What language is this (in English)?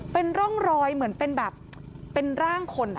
Thai